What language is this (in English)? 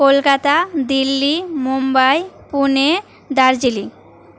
Bangla